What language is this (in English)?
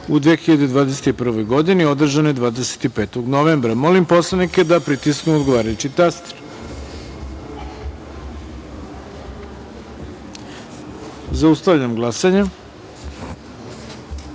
Serbian